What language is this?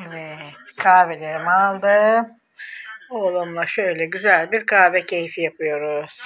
Turkish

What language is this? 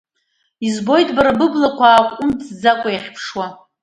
Abkhazian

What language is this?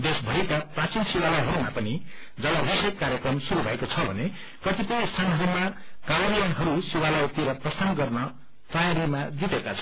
Nepali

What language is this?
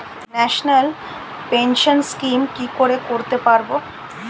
Bangla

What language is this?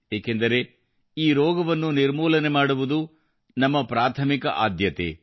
Kannada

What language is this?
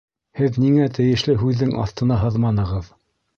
Bashkir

